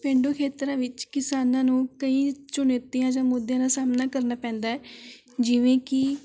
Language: Punjabi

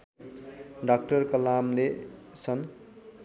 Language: Nepali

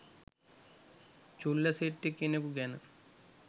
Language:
Sinhala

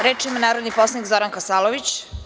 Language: Serbian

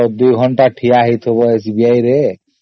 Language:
Odia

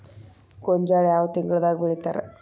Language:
Kannada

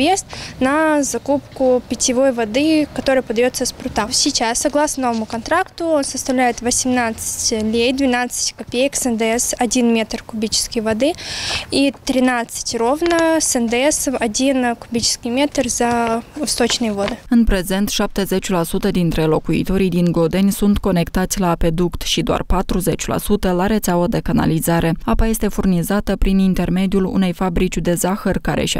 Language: Romanian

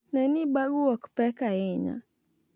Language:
Luo (Kenya and Tanzania)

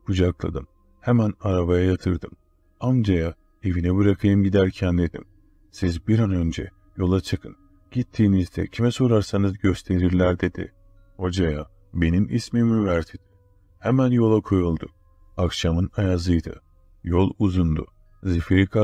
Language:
Turkish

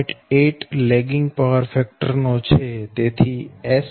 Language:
Gujarati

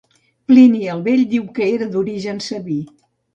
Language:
Catalan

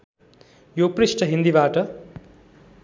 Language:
Nepali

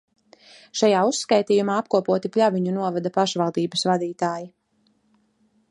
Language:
Latvian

